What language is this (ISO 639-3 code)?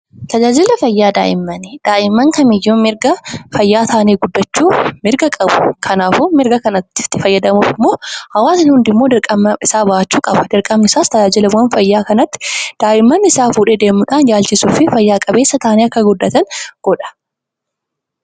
orm